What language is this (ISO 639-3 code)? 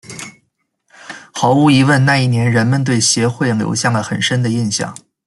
zho